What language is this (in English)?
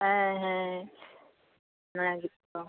Santali